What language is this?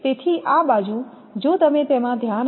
Gujarati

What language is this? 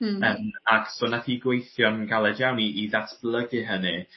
Welsh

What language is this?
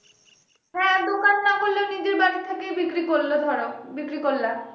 Bangla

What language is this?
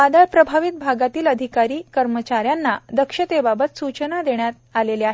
Marathi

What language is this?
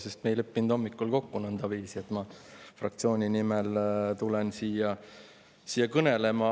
Estonian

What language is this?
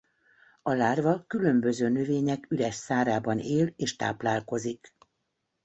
Hungarian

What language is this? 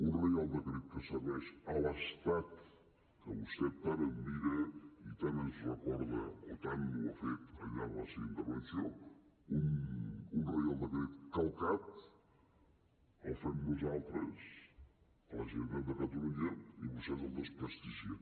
Catalan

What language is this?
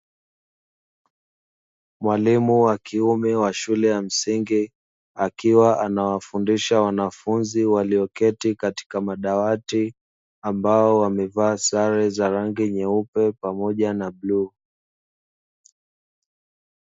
Swahili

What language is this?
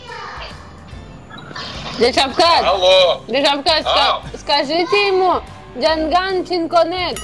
Indonesian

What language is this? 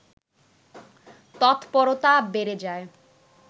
Bangla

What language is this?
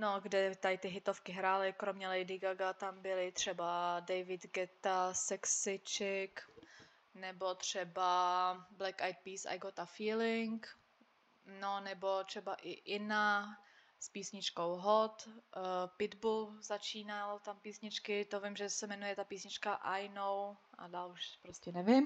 Czech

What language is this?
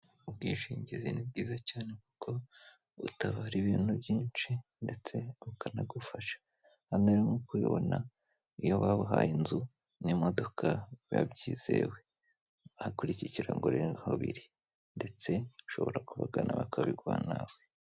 Kinyarwanda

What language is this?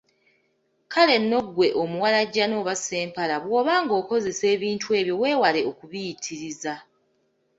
Ganda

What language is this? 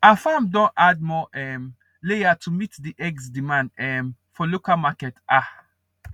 Nigerian Pidgin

